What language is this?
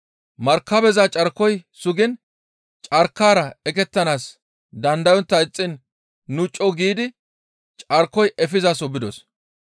Gamo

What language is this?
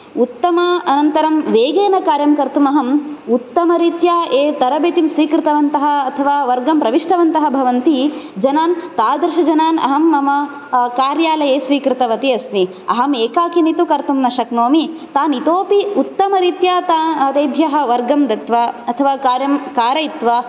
Sanskrit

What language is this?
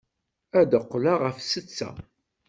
Kabyle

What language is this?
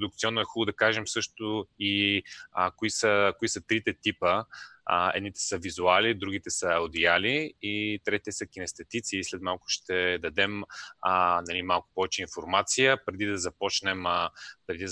Bulgarian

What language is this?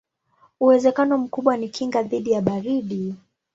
Swahili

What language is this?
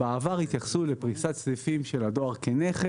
Hebrew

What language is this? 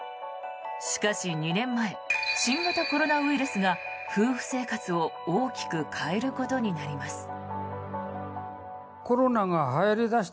Japanese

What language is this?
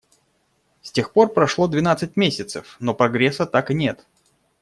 Russian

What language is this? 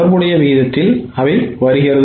Tamil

